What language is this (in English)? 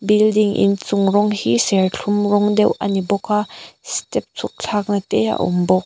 Mizo